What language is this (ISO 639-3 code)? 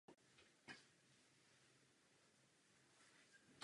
ces